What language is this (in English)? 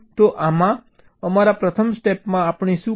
Gujarati